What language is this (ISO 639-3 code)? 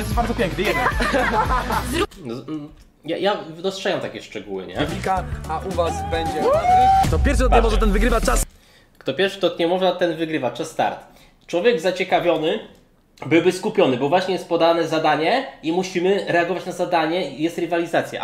pol